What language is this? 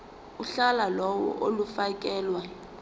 Zulu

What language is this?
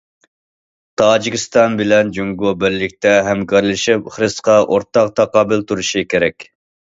Uyghur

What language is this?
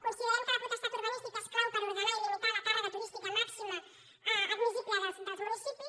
Catalan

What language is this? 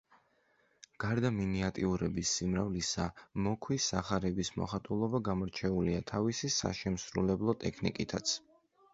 Georgian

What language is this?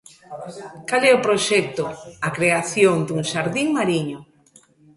Galician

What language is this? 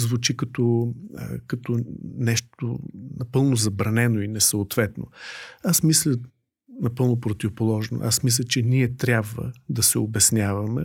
Bulgarian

